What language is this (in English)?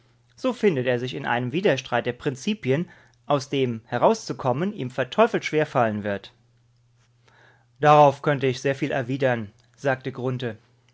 German